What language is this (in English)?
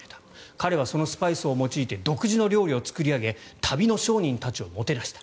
Japanese